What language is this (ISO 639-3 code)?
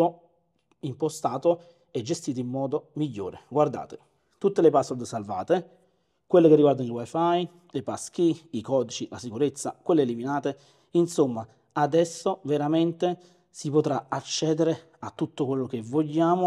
ita